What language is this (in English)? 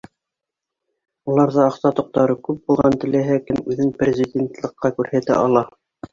Bashkir